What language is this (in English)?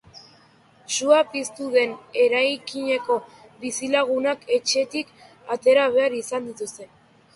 Basque